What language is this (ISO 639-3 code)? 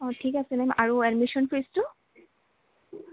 asm